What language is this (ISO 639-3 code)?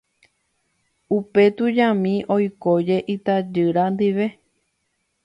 grn